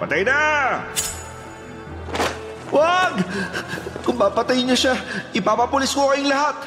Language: Filipino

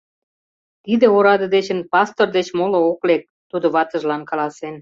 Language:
Mari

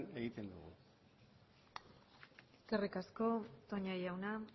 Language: Basque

